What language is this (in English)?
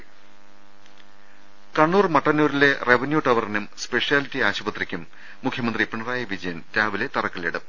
Malayalam